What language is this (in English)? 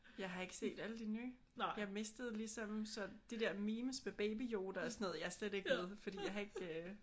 Danish